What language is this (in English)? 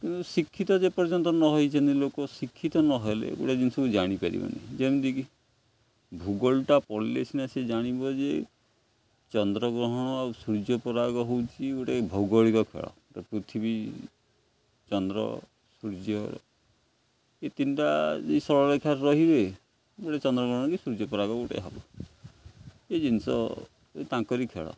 Odia